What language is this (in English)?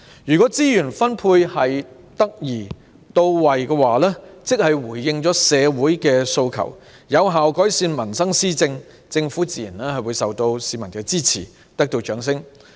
Cantonese